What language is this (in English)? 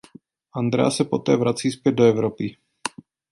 Czech